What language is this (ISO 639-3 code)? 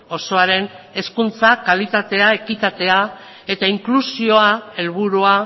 eus